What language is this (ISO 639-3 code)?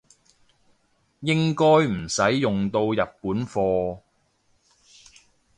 yue